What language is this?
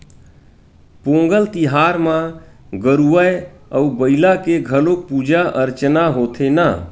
Chhattisgarhi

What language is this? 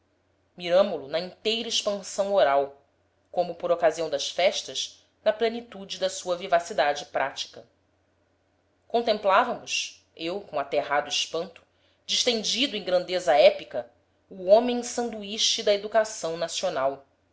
Portuguese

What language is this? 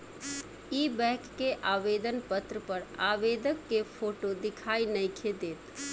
Bhojpuri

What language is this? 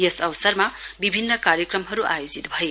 Nepali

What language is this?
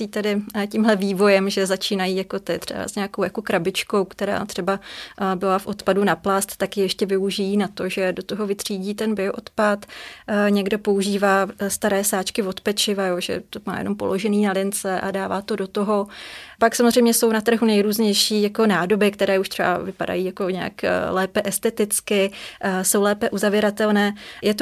Czech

